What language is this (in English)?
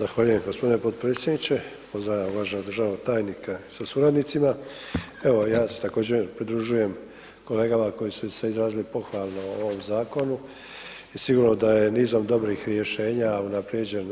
Croatian